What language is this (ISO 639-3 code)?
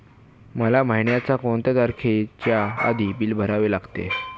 mar